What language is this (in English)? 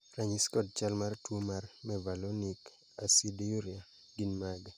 Luo (Kenya and Tanzania)